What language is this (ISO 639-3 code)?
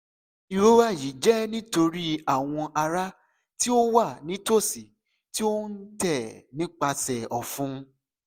yor